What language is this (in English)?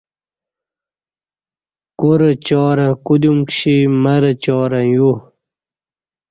Kati